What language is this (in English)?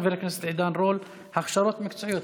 Hebrew